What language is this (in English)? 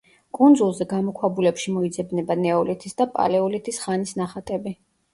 Georgian